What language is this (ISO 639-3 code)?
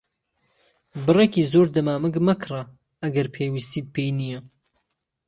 ckb